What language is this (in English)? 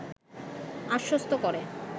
Bangla